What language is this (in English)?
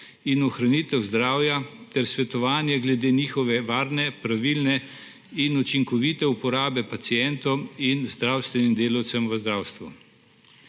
Slovenian